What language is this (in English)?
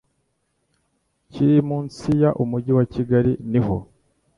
Kinyarwanda